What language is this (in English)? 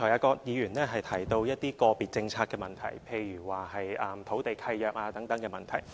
Cantonese